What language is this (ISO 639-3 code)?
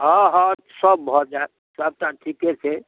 mai